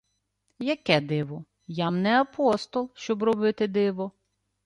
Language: Ukrainian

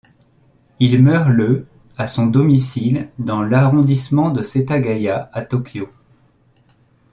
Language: French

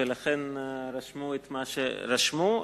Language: Hebrew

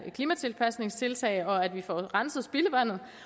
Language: Danish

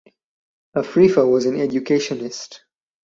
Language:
English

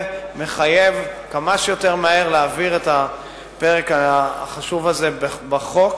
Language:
Hebrew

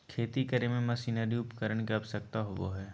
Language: Magahi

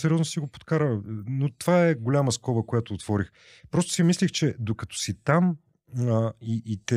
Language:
Bulgarian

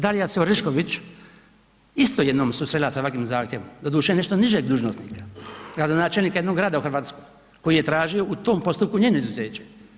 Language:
Croatian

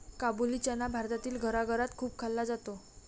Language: Marathi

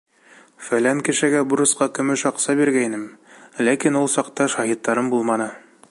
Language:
Bashkir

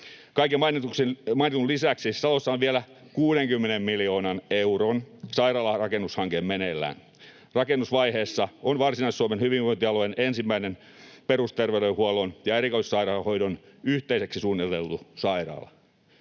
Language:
Finnish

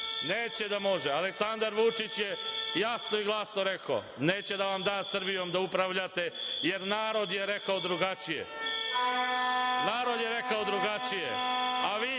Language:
Serbian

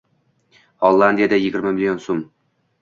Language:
Uzbek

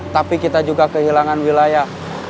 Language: Indonesian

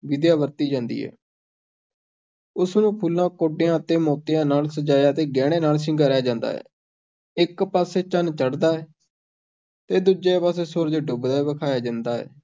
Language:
Punjabi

